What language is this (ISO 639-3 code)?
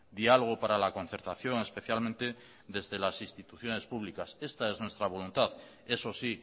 spa